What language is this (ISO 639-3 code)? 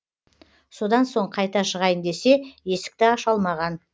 kaz